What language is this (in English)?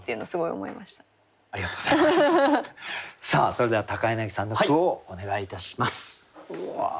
Japanese